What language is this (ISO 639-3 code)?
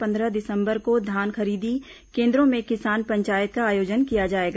hin